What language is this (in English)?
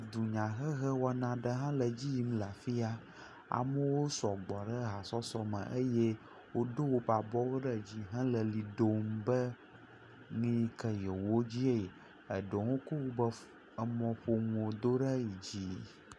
Ewe